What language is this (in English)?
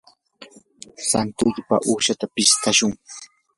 Yanahuanca Pasco Quechua